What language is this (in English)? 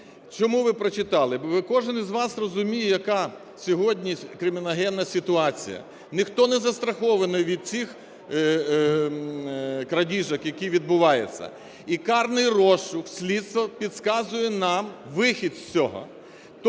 Ukrainian